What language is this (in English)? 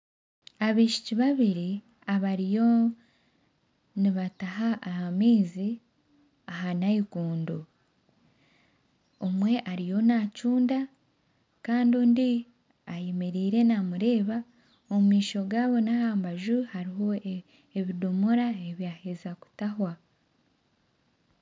Nyankole